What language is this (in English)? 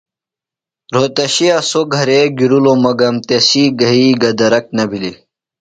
Phalura